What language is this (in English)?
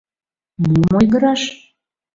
Mari